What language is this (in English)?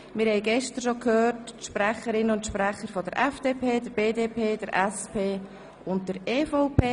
Swiss German